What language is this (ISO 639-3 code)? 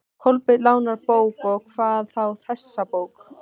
isl